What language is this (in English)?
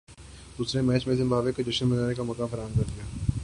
Urdu